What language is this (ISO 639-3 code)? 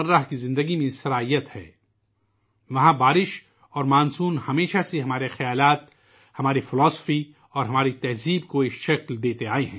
urd